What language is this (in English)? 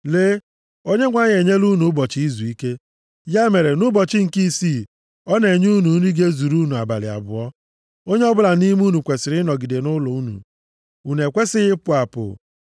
Igbo